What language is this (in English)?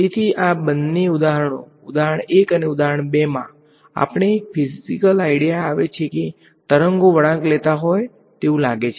Gujarati